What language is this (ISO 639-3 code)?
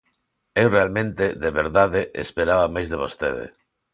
glg